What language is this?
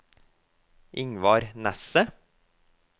Norwegian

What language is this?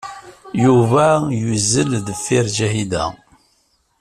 Kabyle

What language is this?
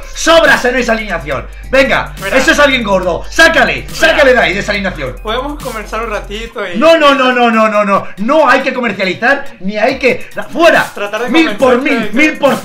Spanish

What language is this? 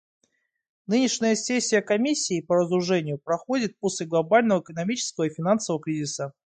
Russian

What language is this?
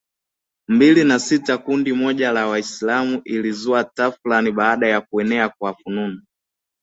Swahili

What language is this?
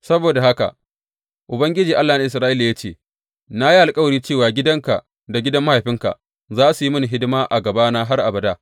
Hausa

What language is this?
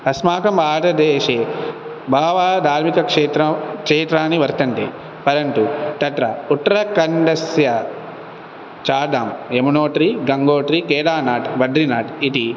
Sanskrit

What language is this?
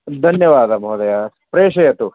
Sanskrit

